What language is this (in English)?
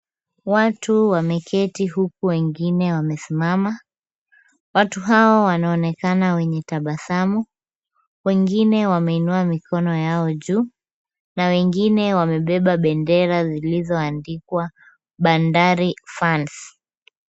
Swahili